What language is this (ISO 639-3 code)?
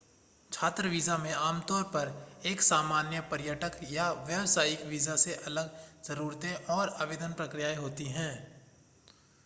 hin